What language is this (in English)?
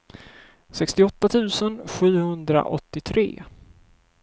Swedish